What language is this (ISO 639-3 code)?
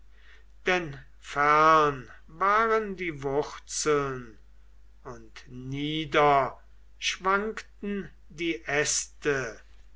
deu